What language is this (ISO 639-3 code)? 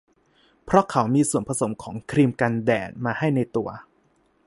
tha